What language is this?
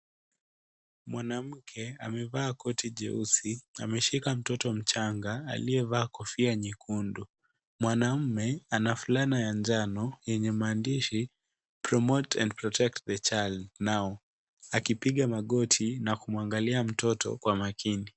Swahili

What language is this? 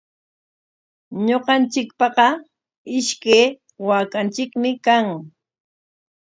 Corongo Ancash Quechua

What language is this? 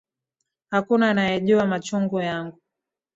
Swahili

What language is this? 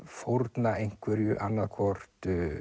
Icelandic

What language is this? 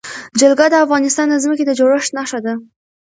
Pashto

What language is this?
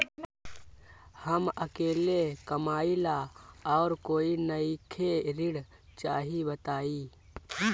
Bhojpuri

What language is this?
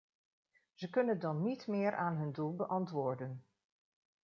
Dutch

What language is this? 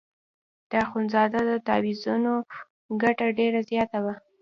Pashto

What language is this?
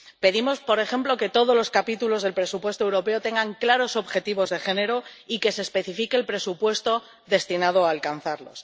Spanish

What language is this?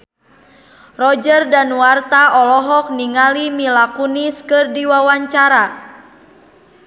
Sundanese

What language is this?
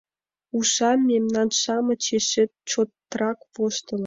Mari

